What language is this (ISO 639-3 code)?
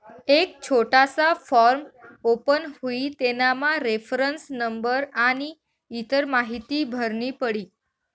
mar